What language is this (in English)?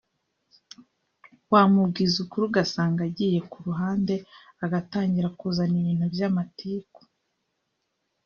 Kinyarwanda